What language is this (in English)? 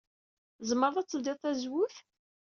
Kabyle